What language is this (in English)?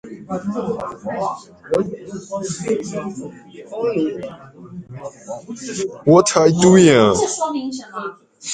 Chinese